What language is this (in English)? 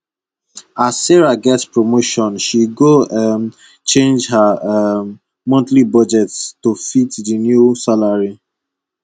Nigerian Pidgin